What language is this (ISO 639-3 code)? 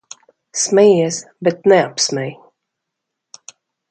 lav